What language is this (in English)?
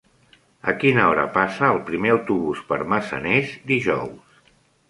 Catalan